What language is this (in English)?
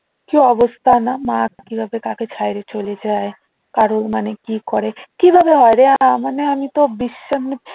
Bangla